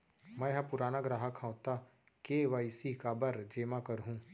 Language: Chhattisgarhi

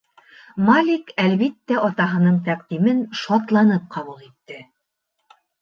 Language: Bashkir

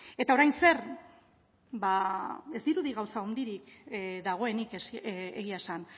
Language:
Basque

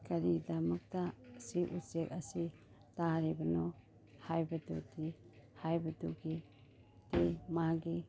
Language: Manipuri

